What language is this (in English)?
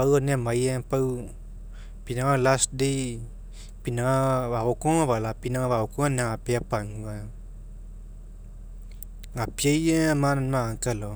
Mekeo